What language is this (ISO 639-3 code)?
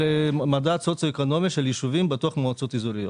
heb